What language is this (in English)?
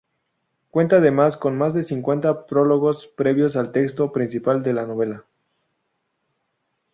Spanish